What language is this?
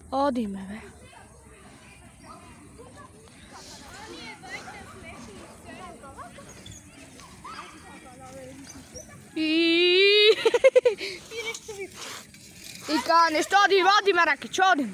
Dutch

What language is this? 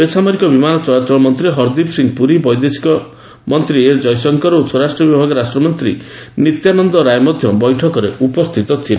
Odia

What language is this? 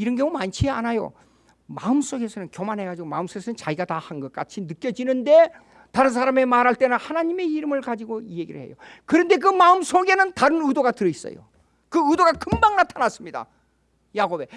Korean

